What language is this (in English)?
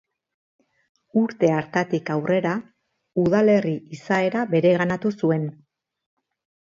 Basque